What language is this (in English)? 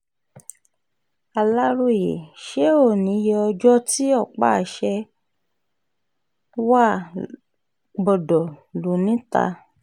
Yoruba